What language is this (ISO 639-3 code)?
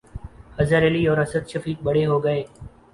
urd